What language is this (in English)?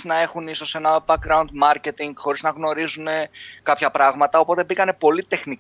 Greek